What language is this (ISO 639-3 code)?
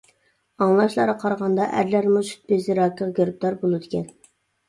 uig